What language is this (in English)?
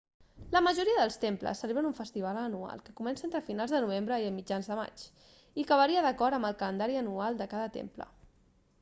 Catalan